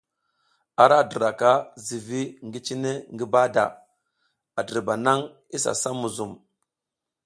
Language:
South Giziga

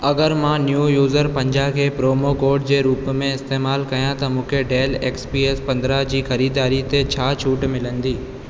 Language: Sindhi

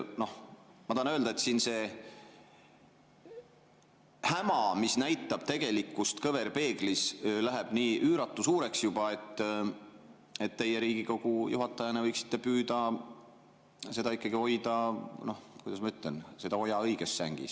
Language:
Estonian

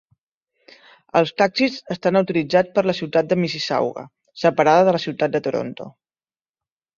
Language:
Catalan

